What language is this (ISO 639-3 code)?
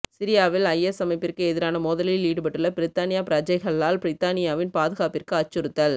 tam